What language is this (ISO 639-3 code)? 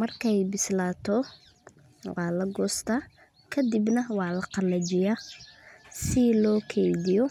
som